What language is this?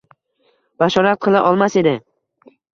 Uzbek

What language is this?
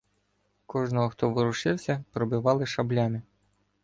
Ukrainian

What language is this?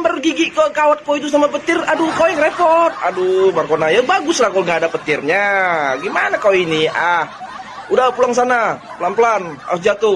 Indonesian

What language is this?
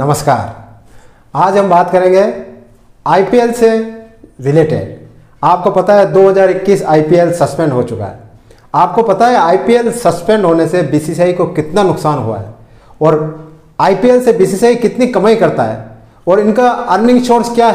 Hindi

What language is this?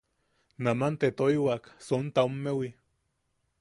Yaqui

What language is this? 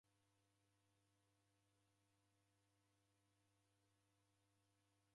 Taita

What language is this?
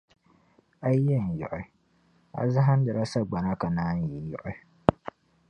Dagbani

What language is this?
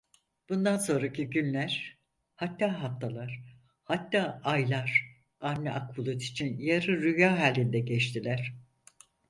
Turkish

